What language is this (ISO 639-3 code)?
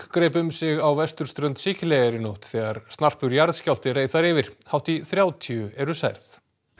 isl